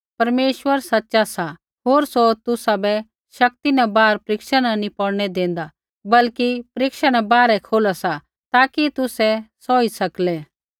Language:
Kullu Pahari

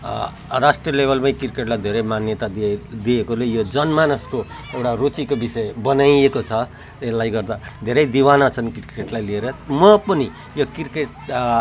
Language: Nepali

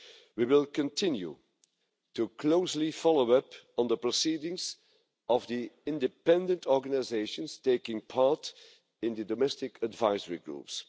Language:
English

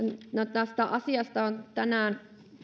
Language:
Finnish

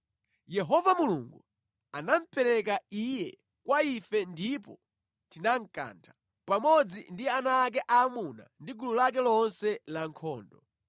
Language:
Nyanja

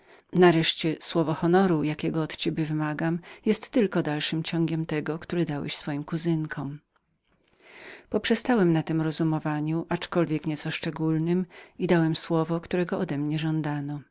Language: Polish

